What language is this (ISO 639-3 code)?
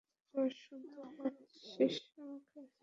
ben